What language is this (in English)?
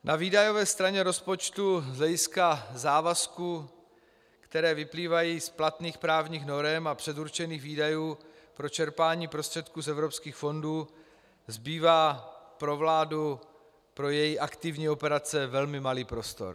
Czech